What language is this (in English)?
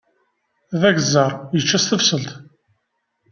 Kabyle